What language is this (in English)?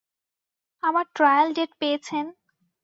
Bangla